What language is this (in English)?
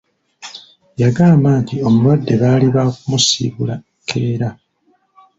Ganda